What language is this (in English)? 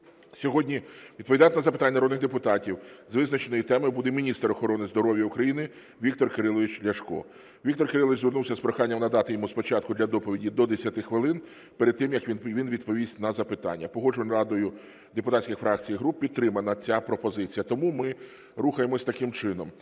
Ukrainian